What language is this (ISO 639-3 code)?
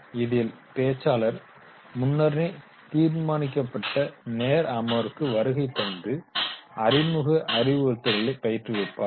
tam